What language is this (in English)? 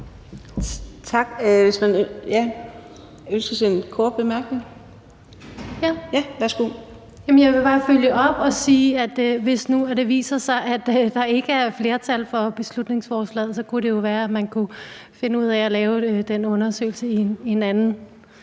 Danish